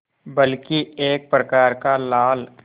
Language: Hindi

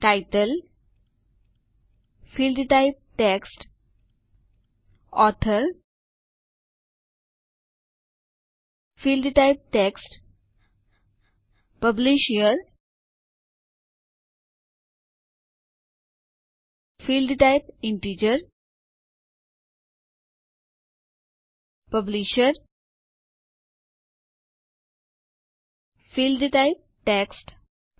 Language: Gujarati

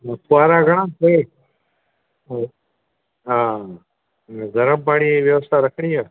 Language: Sindhi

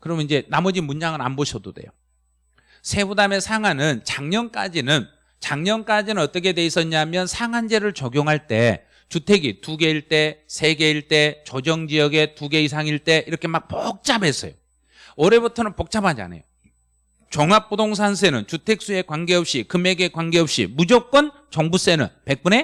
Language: Korean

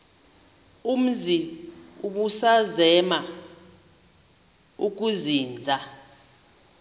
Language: Xhosa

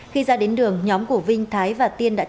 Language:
Vietnamese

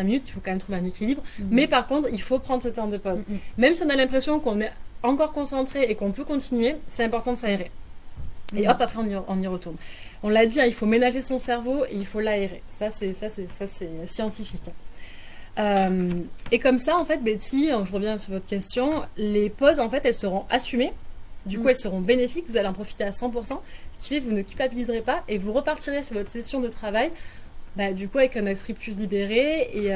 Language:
French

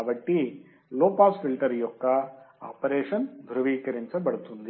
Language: Telugu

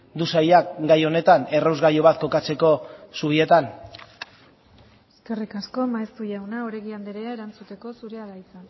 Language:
Basque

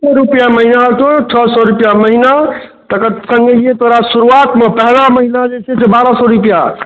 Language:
Maithili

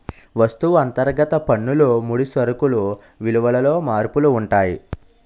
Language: Telugu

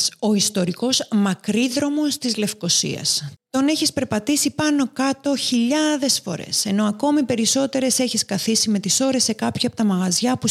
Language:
Greek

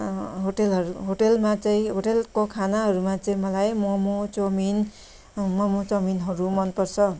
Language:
Nepali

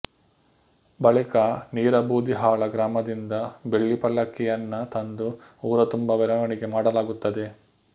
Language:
Kannada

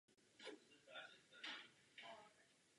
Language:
Czech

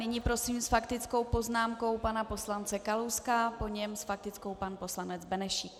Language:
Czech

